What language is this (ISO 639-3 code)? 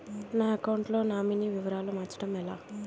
tel